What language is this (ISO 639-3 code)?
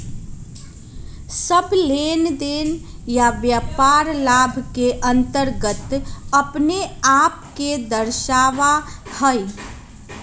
mag